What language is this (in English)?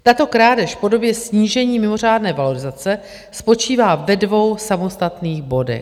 Czech